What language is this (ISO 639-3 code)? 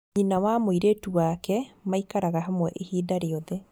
kik